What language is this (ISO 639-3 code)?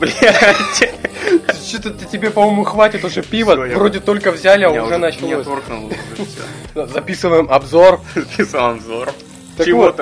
rus